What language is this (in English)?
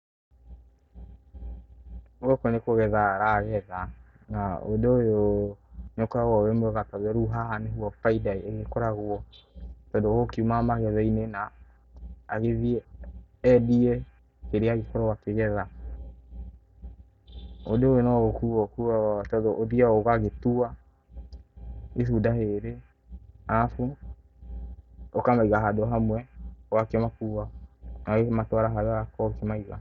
Kikuyu